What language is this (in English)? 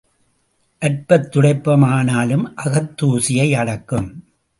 Tamil